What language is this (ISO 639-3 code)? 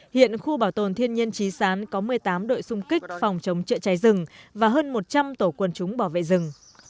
vie